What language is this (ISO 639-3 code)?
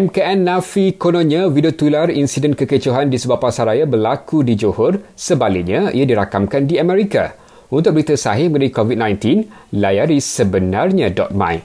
msa